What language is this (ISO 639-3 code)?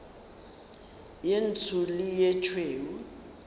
nso